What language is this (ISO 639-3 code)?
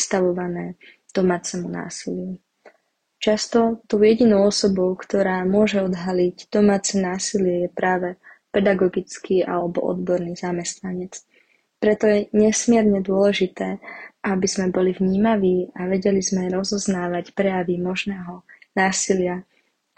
slk